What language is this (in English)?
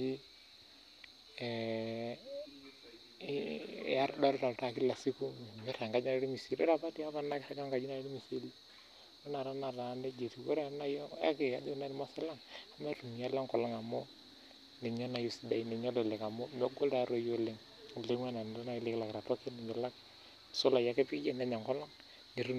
Masai